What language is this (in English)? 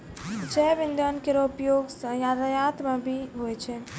Maithili